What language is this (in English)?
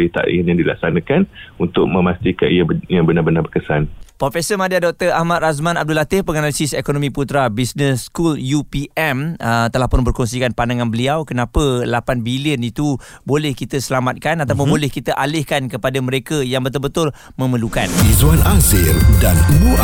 Malay